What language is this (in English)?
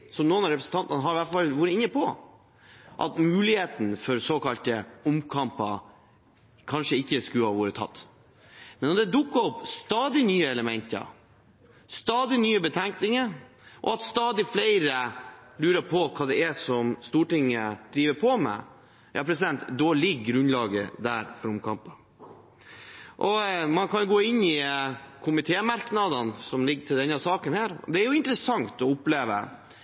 Norwegian Bokmål